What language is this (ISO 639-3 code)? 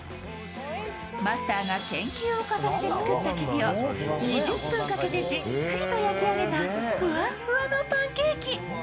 jpn